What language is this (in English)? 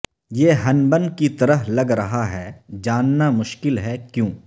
Urdu